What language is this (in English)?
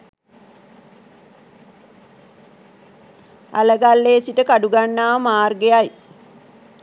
Sinhala